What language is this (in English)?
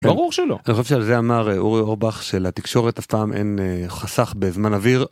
Hebrew